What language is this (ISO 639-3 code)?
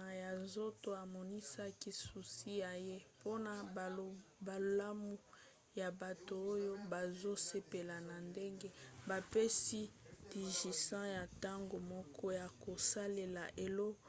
lin